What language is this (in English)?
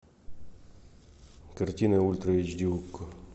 Russian